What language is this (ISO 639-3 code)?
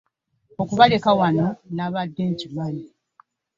lug